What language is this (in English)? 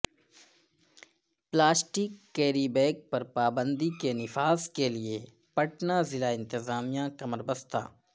Urdu